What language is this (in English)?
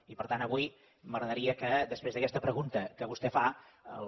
Catalan